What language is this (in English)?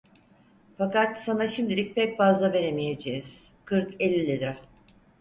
Turkish